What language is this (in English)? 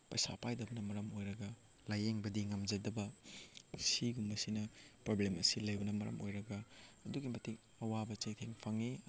Manipuri